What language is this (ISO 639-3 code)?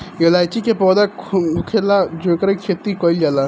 bho